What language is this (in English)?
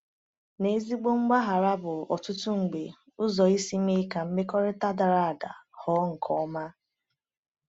Igbo